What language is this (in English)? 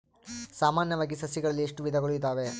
Kannada